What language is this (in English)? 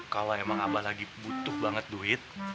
Indonesian